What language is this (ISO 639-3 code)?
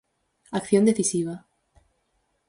glg